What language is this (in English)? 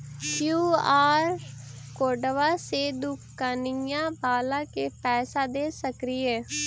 Magahi